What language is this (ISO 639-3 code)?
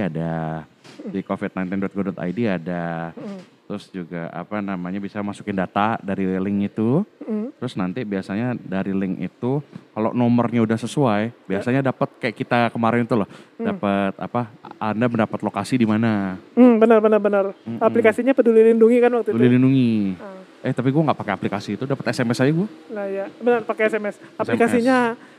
ind